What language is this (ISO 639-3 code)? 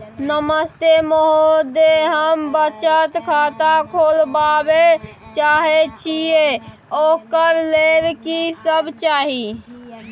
mai